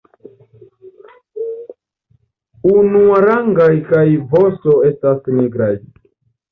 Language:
Esperanto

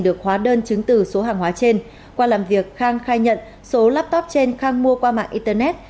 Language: Vietnamese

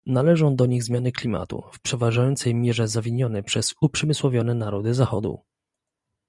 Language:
Polish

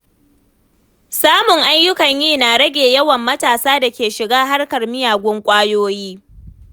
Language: Hausa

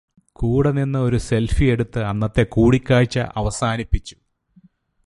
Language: Malayalam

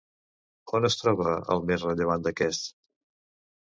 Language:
Catalan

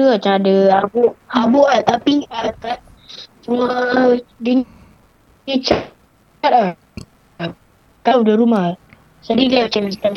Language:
Malay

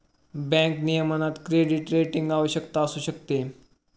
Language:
Marathi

